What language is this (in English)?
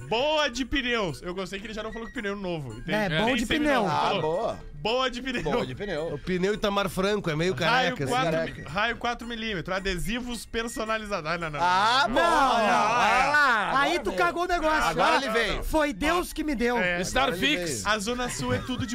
Portuguese